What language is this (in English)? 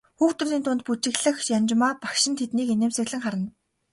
Mongolian